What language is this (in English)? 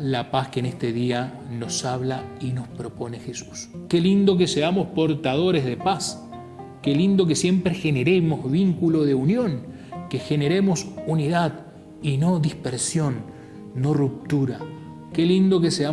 Spanish